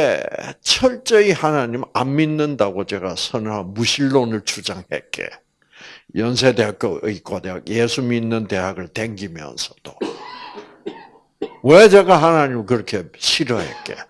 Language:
Korean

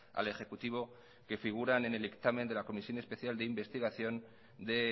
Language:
Spanish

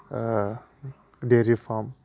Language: Bodo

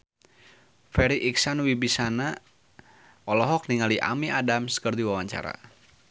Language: Sundanese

